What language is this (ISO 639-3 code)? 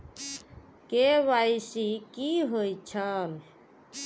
mai